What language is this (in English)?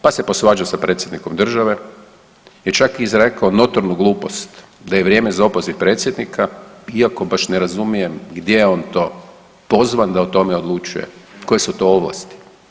Croatian